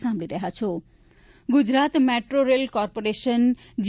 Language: Gujarati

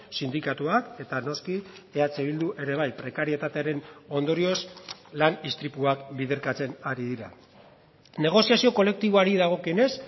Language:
Basque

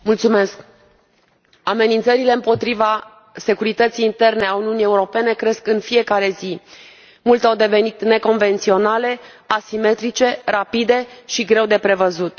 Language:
Romanian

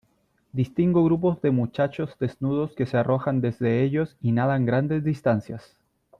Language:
Spanish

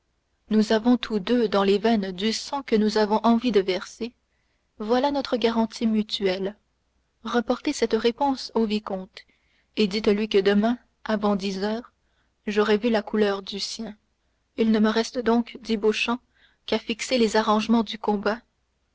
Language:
French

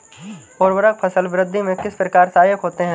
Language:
Hindi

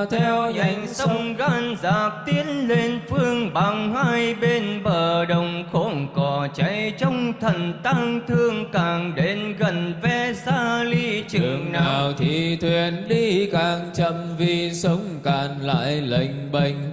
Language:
Vietnamese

